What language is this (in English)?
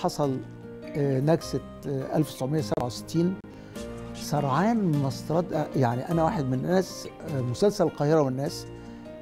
Arabic